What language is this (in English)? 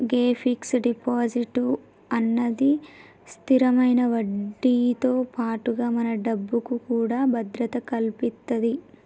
Telugu